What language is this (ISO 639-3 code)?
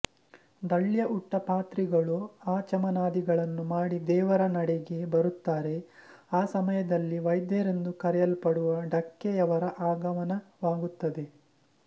kan